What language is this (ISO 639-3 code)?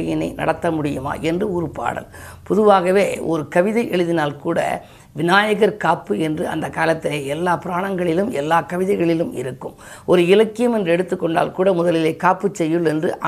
tam